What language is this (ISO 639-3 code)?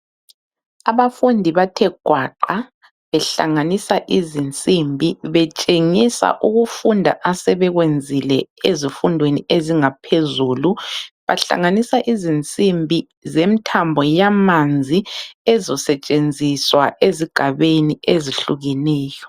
nde